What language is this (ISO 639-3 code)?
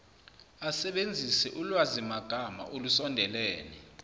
zul